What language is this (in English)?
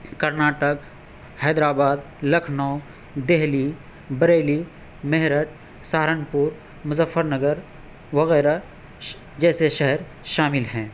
Urdu